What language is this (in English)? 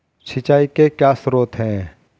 Hindi